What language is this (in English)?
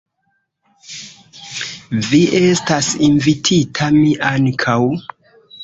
Esperanto